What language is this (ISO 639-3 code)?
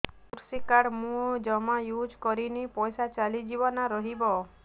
ori